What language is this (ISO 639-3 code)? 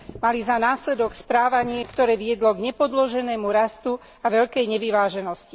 slk